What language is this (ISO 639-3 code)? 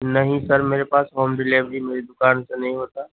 urd